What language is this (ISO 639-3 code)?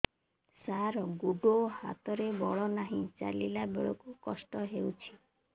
ori